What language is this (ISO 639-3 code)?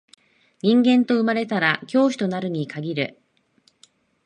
jpn